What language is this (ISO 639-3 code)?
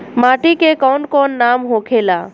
bho